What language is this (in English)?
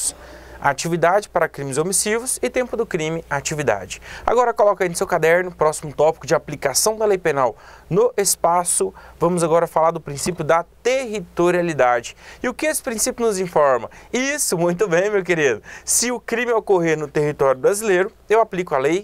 Portuguese